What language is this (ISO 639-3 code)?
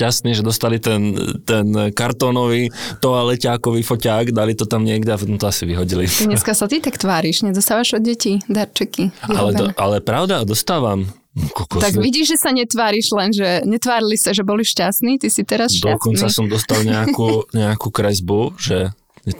ces